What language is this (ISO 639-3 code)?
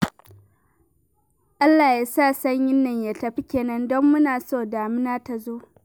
hau